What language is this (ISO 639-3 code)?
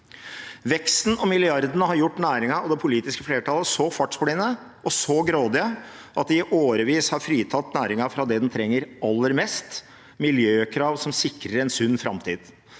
nor